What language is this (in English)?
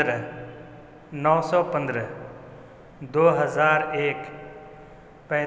Urdu